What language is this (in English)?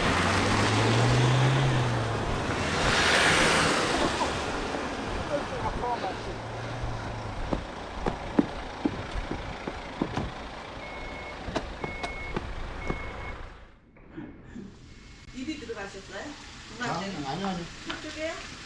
Korean